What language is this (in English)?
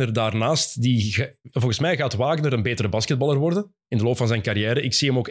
Dutch